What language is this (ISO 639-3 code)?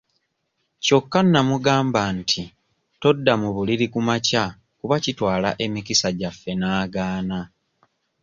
lug